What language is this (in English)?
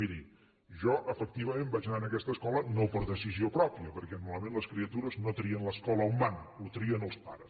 Catalan